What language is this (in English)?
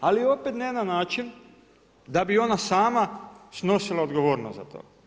Croatian